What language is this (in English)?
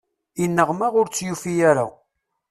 Kabyle